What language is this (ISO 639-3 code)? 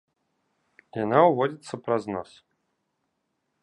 bel